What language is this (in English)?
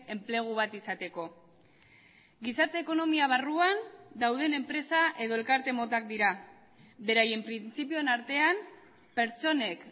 Basque